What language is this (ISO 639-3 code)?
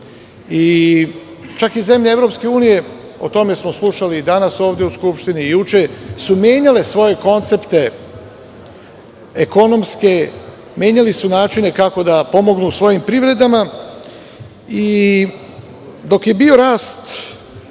srp